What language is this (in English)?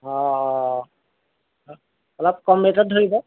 Assamese